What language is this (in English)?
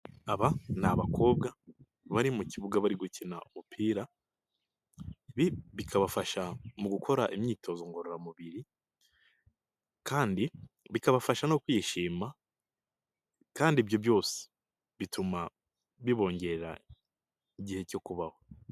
Kinyarwanda